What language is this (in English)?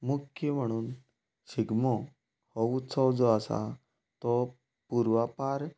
Konkani